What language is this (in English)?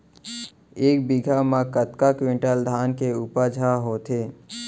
Chhattisgarhi